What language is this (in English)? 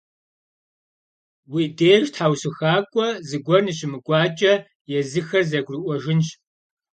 Kabardian